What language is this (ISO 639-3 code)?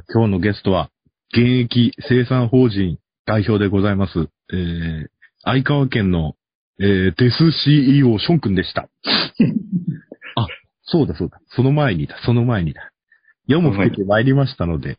jpn